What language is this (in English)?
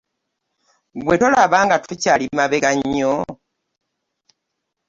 Ganda